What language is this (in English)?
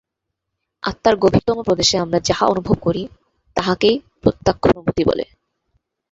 Bangla